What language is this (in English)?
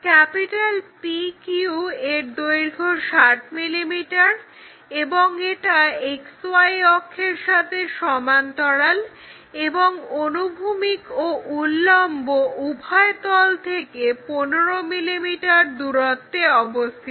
Bangla